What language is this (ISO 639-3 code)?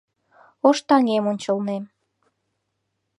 chm